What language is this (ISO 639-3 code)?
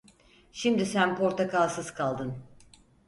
tur